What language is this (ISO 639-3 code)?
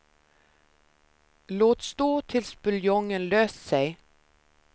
swe